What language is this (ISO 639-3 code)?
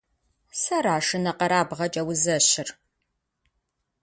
kbd